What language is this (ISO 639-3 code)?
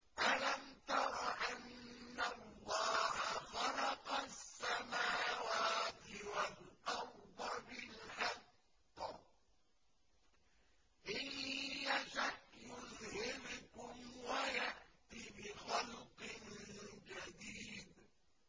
ara